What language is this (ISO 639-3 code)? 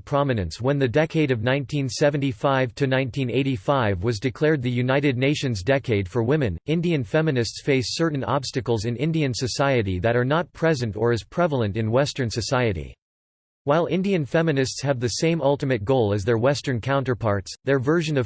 eng